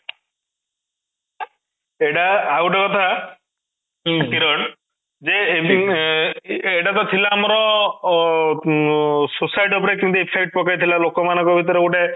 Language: Odia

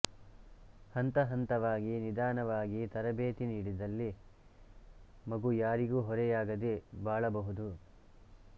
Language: Kannada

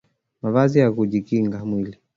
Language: Swahili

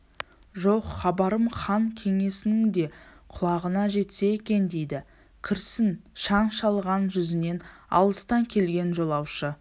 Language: Kazakh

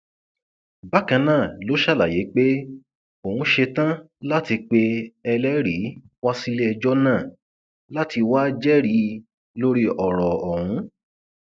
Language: Yoruba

